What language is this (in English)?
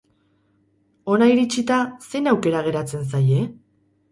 Basque